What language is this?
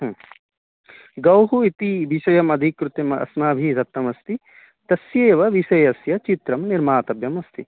Sanskrit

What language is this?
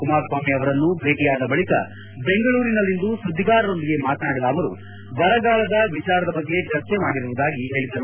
Kannada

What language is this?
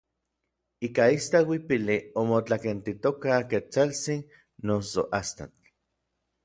Orizaba Nahuatl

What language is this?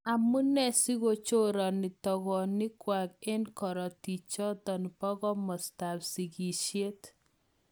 Kalenjin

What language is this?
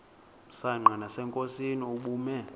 Xhosa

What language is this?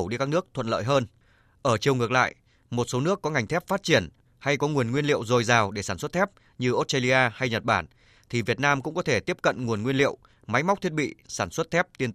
Vietnamese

